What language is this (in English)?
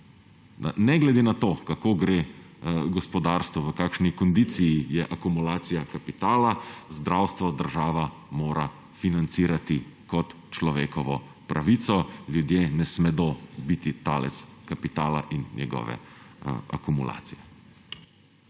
Slovenian